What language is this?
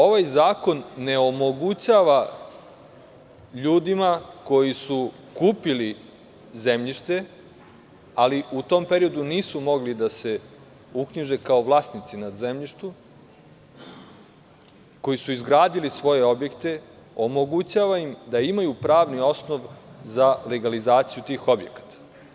Serbian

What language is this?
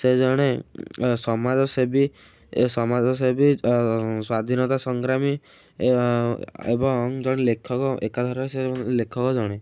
Odia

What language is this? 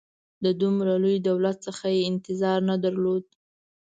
Pashto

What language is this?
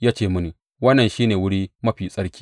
Hausa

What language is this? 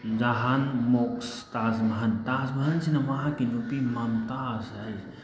Manipuri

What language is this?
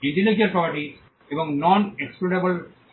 Bangla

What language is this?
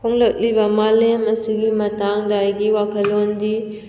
Manipuri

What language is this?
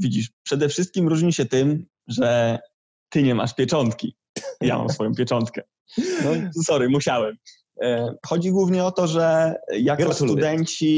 Polish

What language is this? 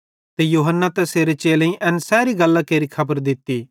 Bhadrawahi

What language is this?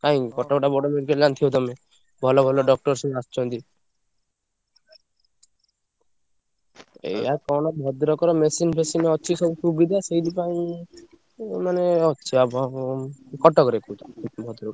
Odia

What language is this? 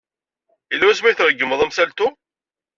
Kabyle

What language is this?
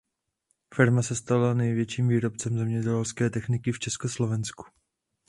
Czech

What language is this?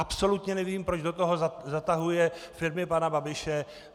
Czech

